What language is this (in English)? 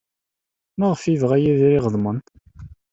Kabyle